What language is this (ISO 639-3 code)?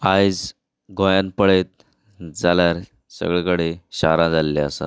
kok